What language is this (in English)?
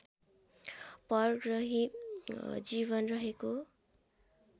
Nepali